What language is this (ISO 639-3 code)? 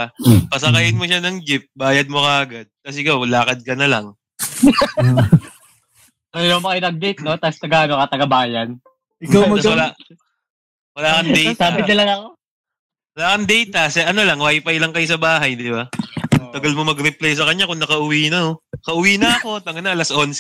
fil